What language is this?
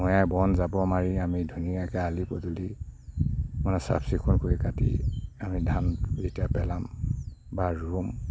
Assamese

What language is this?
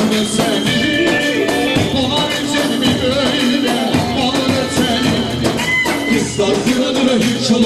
Bulgarian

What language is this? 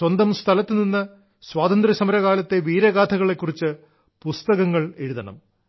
Malayalam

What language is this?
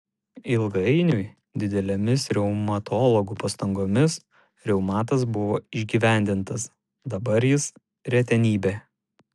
Lithuanian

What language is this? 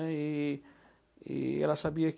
Portuguese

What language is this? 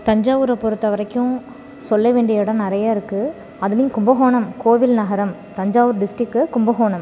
Tamil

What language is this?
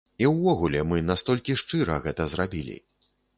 Belarusian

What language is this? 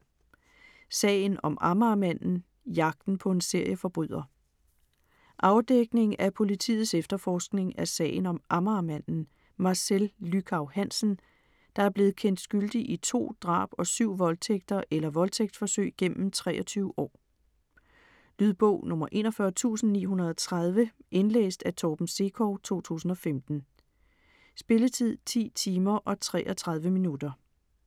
Danish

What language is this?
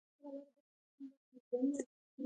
Pashto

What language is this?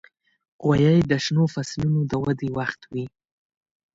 Pashto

